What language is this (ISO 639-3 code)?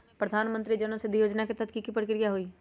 mag